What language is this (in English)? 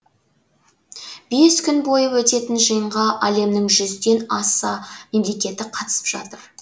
Kazakh